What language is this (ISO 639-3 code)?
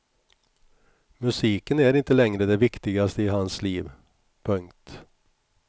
swe